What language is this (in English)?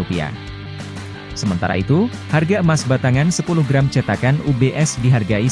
Indonesian